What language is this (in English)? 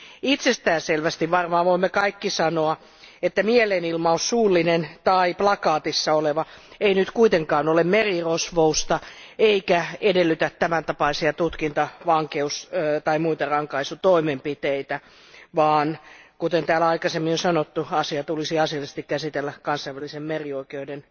Finnish